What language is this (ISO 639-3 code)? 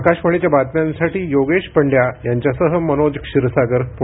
mar